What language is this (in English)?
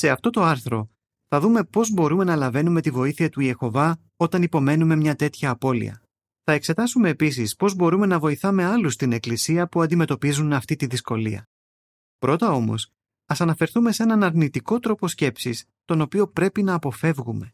Greek